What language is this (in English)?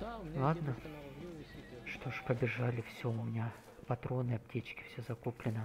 Russian